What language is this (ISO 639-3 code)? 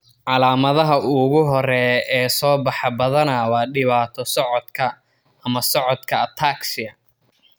som